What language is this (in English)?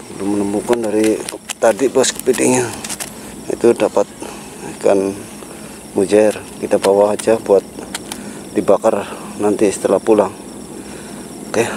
Indonesian